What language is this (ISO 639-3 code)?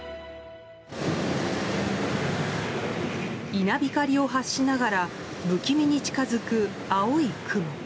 jpn